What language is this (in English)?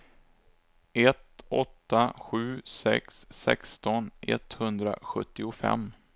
Swedish